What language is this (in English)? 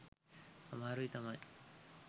Sinhala